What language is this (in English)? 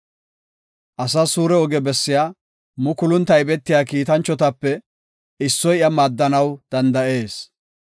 Gofa